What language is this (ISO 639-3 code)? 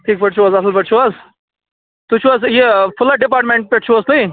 kas